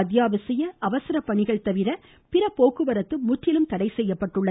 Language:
Tamil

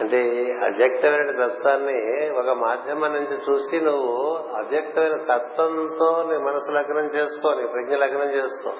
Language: Telugu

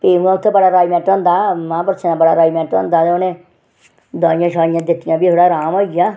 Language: Dogri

